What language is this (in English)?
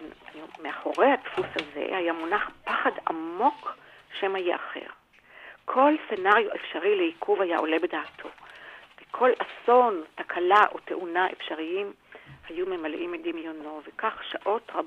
Hebrew